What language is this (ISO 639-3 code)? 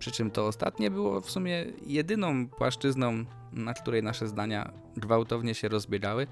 pol